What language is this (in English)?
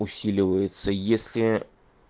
Russian